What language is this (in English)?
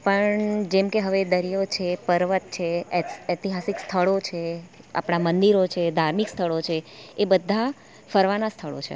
Gujarati